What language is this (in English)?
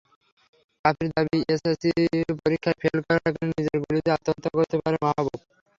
Bangla